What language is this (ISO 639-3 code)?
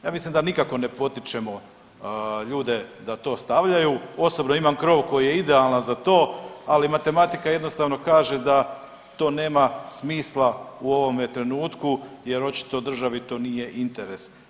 hrv